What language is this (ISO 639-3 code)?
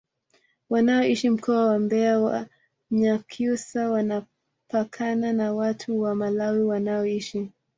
swa